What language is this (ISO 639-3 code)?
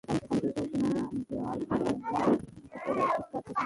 ben